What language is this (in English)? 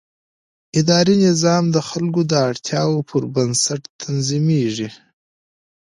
Pashto